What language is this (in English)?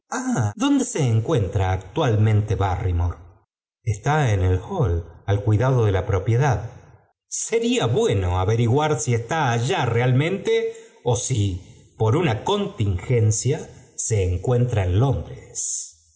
Spanish